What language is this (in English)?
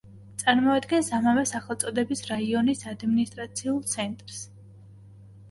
Georgian